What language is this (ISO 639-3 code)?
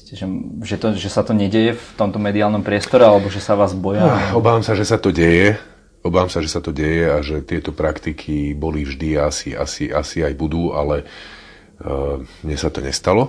slk